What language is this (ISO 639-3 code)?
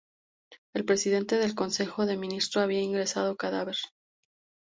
spa